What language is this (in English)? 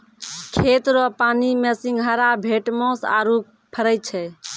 Maithili